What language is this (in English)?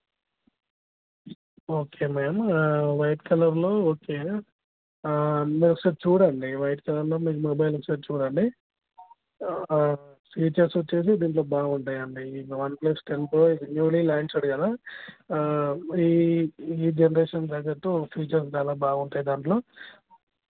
Telugu